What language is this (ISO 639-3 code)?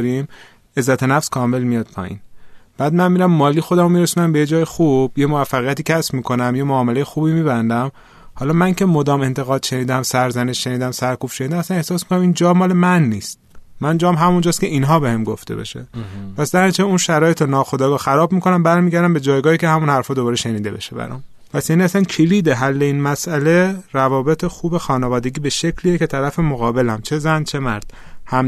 fas